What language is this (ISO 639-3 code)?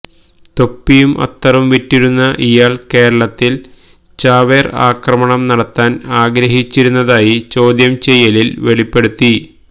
mal